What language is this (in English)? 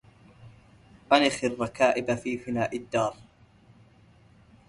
Arabic